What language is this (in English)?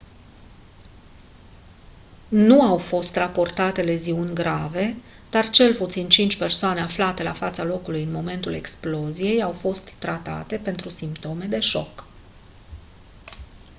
Romanian